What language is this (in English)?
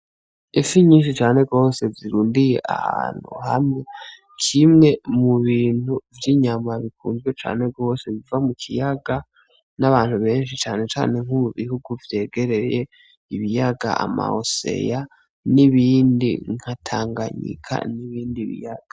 Rundi